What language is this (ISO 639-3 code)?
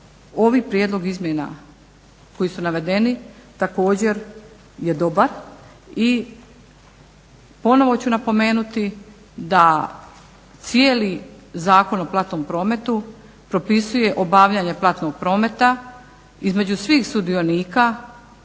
hrv